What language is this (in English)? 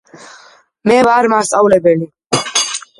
Georgian